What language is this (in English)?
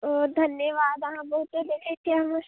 Maithili